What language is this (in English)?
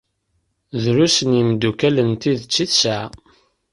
Kabyle